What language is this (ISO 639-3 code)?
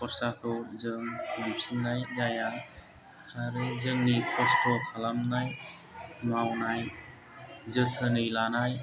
brx